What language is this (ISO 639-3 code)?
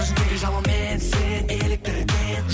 kaz